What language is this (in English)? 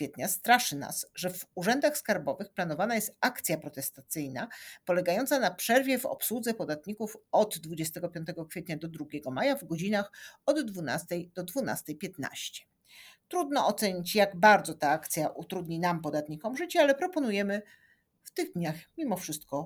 Polish